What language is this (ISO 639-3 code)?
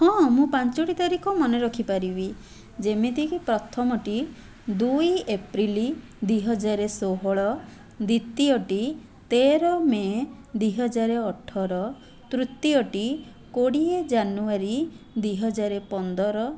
ori